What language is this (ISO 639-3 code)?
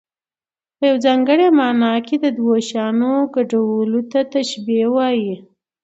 pus